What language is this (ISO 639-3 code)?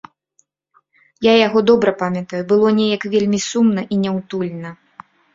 bel